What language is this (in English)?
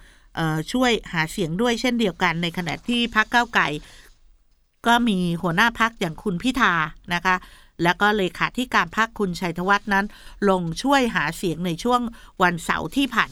Thai